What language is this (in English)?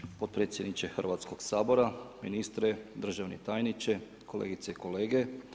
Croatian